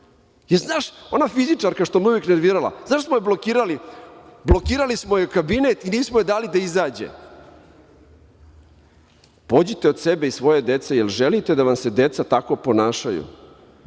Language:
Serbian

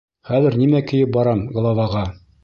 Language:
Bashkir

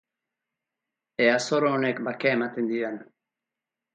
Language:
Basque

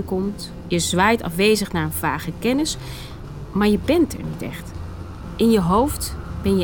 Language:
Dutch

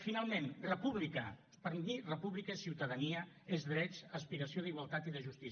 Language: Catalan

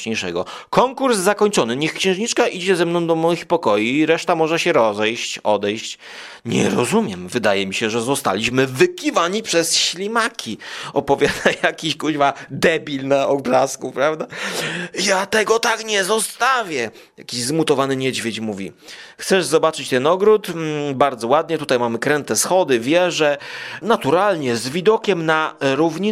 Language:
Polish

